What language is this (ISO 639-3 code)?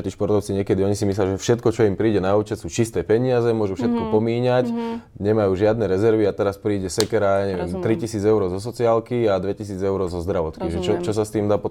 slk